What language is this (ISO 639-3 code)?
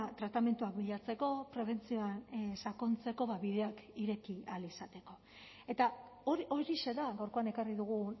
eus